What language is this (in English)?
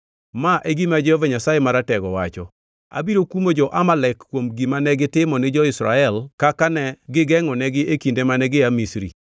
Luo (Kenya and Tanzania)